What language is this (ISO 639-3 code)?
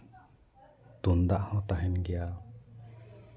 sat